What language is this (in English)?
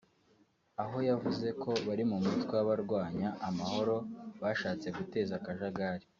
Kinyarwanda